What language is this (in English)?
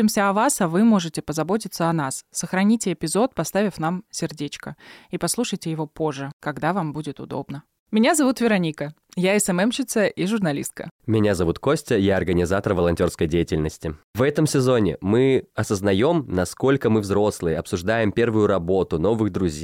Russian